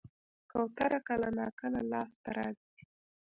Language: Pashto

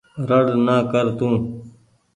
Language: Goaria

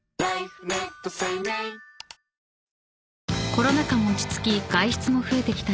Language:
Japanese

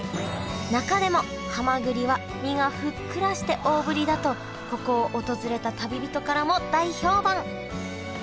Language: Japanese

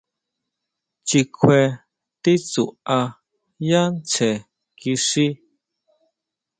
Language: Huautla Mazatec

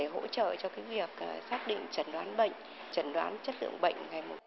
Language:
Vietnamese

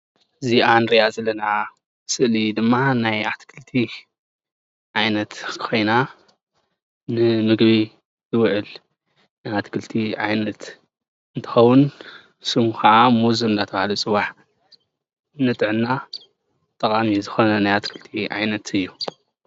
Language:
Tigrinya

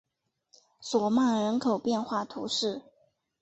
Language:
Chinese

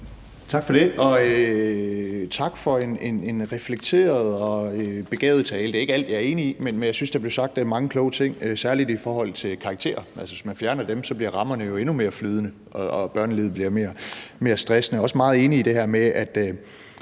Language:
Danish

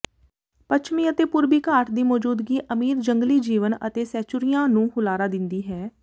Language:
Punjabi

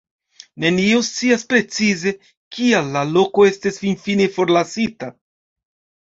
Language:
Esperanto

